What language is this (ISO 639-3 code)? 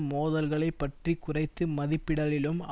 tam